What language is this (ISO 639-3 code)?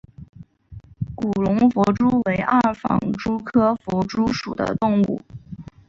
zho